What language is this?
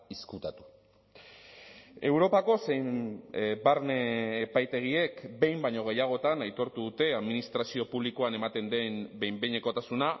Basque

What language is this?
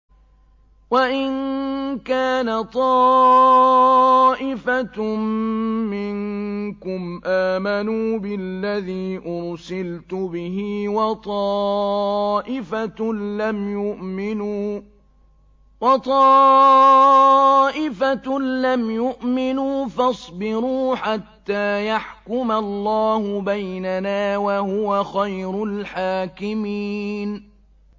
Arabic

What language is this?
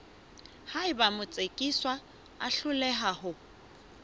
Southern Sotho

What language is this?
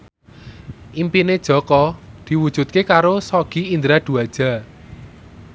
Javanese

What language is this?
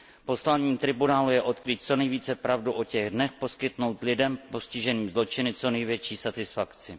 Czech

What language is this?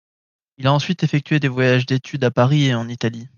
French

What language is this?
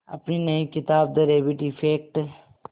Hindi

